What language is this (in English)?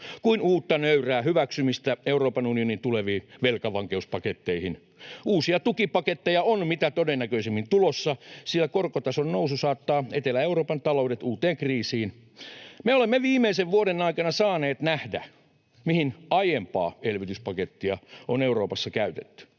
Finnish